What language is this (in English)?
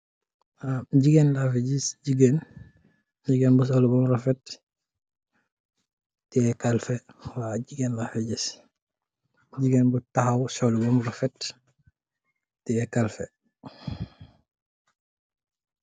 Wolof